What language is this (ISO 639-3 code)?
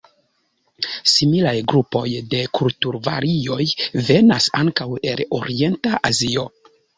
epo